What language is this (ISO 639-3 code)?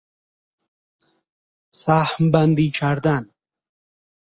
fas